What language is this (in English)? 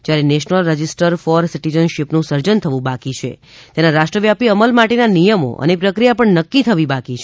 Gujarati